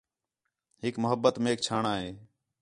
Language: Khetrani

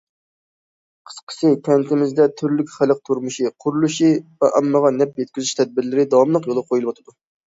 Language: Uyghur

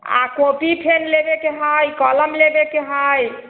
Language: Maithili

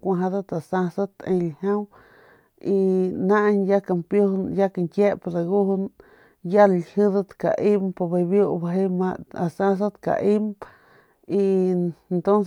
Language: Northern Pame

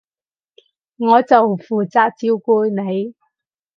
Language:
Cantonese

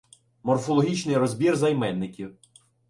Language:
Ukrainian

